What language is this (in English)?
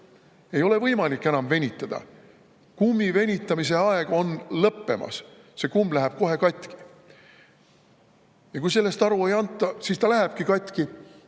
Estonian